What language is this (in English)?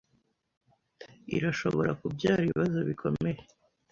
Kinyarwanda